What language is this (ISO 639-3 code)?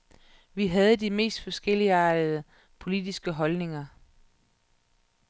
dan